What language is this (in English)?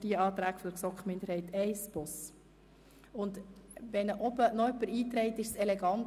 Swiss German